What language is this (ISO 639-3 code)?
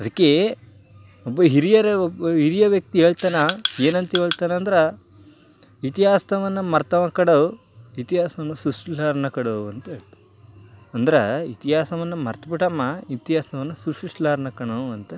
kan